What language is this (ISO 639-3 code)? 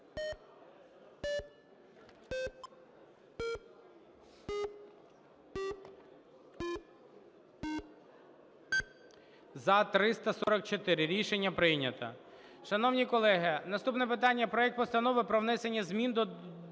ukr